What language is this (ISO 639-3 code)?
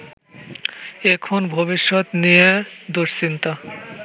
ben